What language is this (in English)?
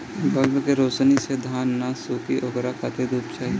Bhojpuri